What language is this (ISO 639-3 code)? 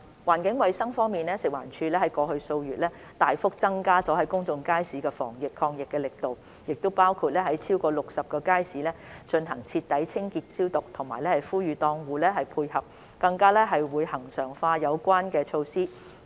yue